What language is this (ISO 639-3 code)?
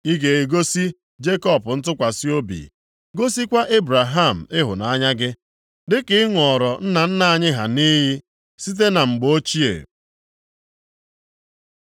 ibo